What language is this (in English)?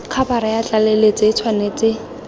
Tswana